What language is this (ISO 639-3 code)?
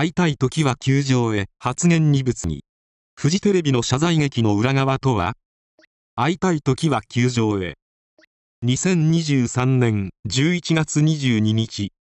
jpn